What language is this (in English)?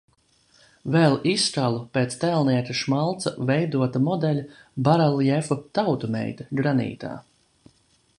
Latvian